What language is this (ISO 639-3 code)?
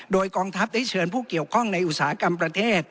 tha